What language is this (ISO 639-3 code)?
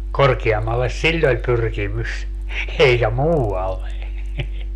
fin